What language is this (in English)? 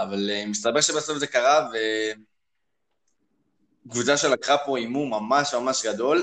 Hebrew